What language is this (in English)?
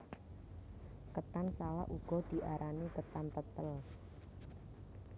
Javanese